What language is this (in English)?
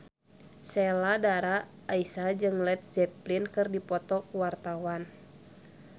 Sundanese